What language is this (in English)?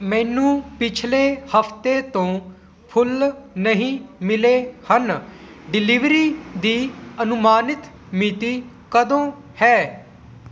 Punjabi